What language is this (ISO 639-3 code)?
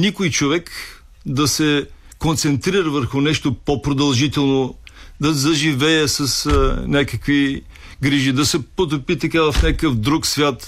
bul